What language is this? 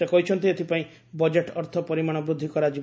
Odia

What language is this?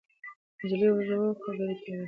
Pashto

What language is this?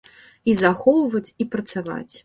Belarusian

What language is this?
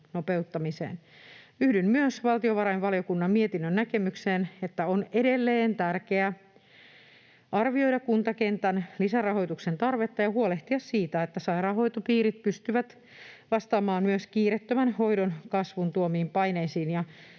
Finnish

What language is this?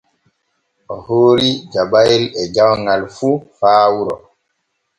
Borgu Fulfulde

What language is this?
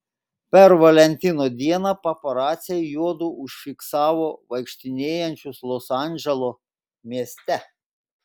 Lithuanian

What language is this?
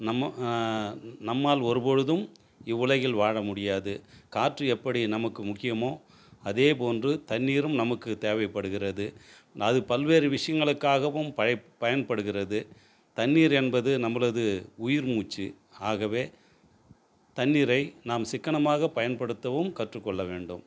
Tamil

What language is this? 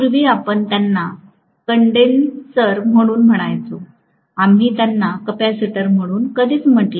Marathi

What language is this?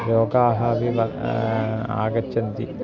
Sanskrit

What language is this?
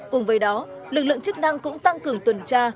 Vietnamese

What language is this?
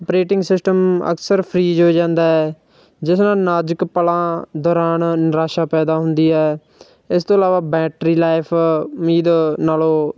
Punjabi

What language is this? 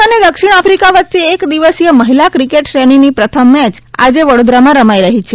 Gujarati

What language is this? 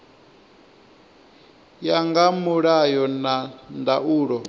Venda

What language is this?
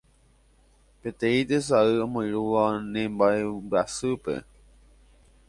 Guarani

